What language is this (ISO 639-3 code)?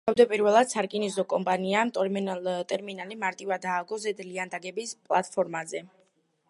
kat